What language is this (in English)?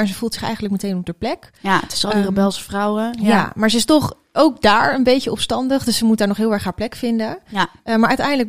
Dutch